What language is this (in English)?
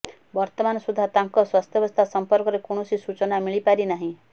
Odia